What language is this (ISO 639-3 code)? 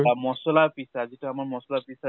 asm